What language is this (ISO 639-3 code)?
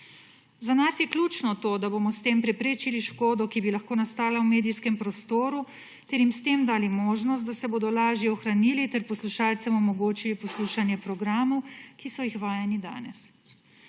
slv